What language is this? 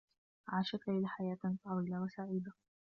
Arabic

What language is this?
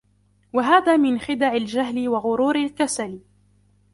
Arabic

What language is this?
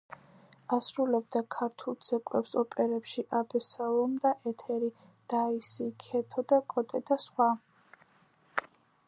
Georgian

